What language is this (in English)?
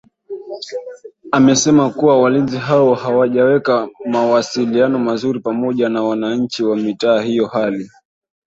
Swahili